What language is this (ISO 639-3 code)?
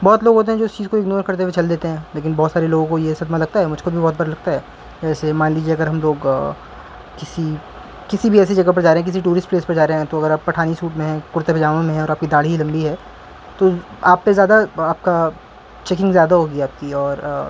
urd